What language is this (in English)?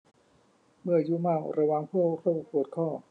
Thai